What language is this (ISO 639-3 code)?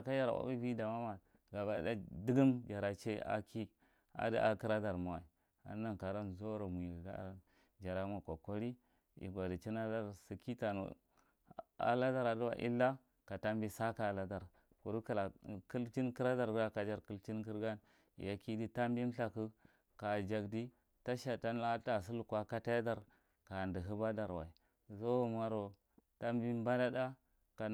mrt